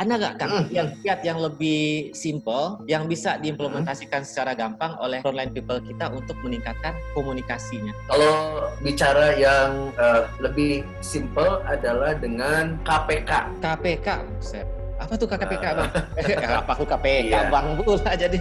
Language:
Indonesian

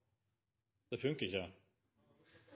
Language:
Norwegian Nynorsk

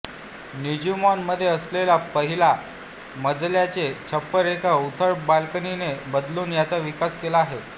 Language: Marathi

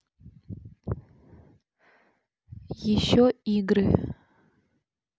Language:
Russian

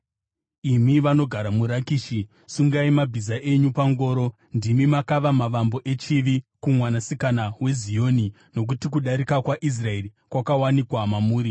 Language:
Shona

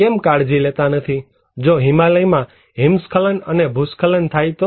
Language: Gujarati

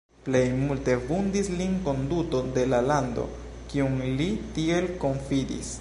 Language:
Esperanto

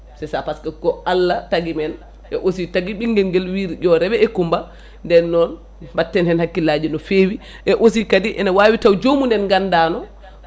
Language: Fula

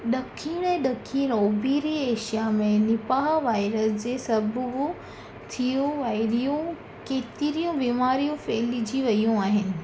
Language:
Sindhi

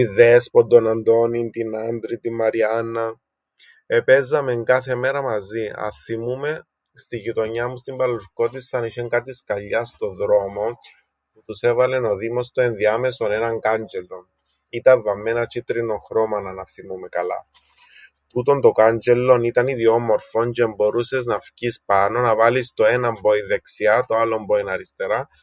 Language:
Greek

